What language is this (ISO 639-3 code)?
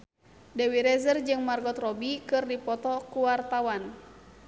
sun